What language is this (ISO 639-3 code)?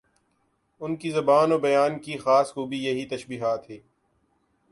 urd